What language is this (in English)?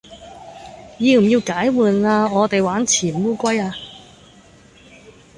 Cantonese